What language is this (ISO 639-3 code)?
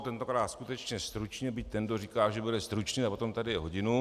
ces